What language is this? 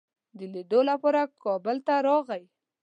Pashto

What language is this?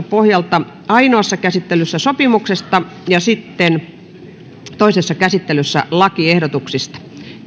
Finnish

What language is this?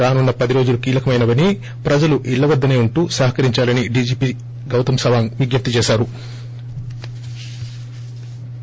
Telugu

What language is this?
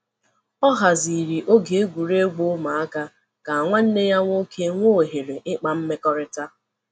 Igbo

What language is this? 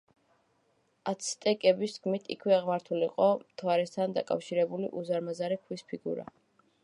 Georgian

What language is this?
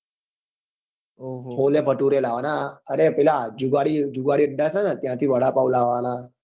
Gujarati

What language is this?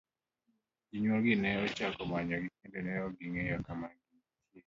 Luo (Kenya and Tanzania)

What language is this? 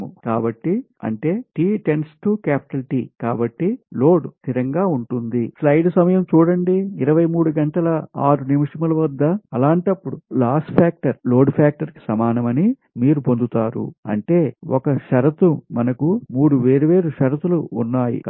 Telugu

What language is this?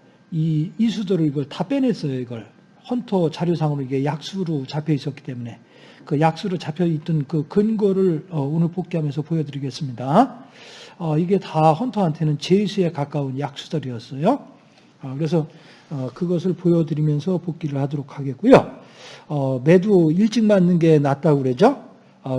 Korean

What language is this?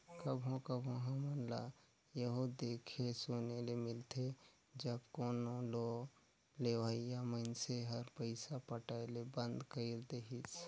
Chhattisgarhi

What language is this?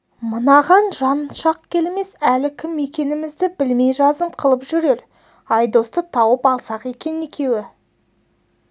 Kazakh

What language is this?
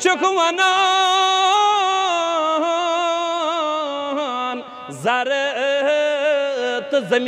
Arabic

